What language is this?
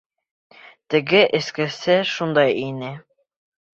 Bashkir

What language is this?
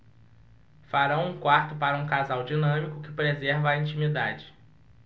Portuguese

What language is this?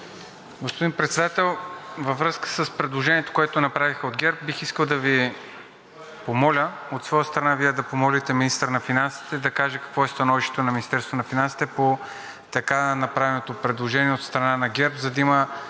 Bulgarian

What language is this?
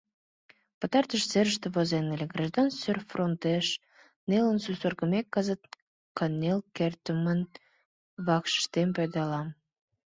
Mari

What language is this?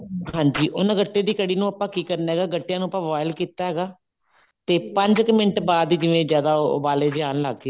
Punjabi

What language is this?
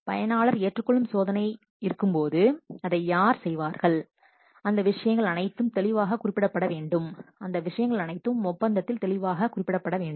Tamil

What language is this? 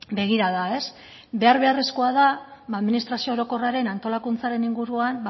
Basque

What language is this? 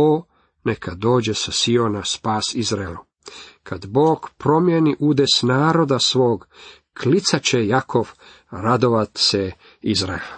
Croatian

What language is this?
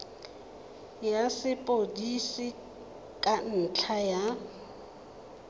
Tswana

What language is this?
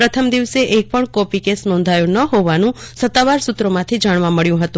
Gujarati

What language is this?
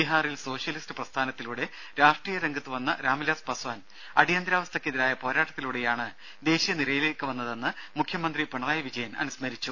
Malayalam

